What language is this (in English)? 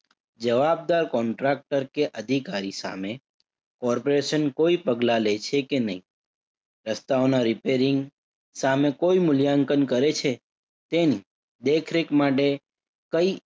Gujarati